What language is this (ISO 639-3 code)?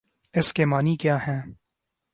urd